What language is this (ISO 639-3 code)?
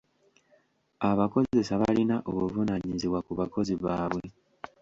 lug